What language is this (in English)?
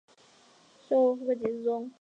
Chinese